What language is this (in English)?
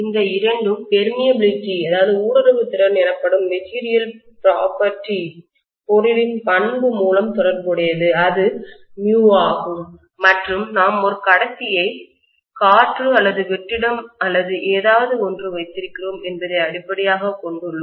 Tamil